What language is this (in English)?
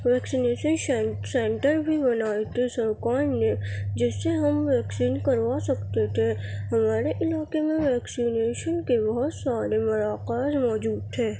Urdu